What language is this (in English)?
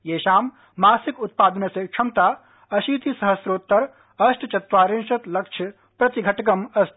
Sanskrit